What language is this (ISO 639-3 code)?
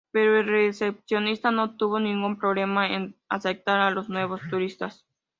spa